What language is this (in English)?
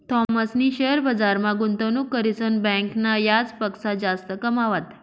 Marathi